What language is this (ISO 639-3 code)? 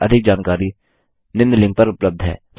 hin